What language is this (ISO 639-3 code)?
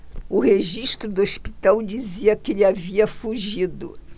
por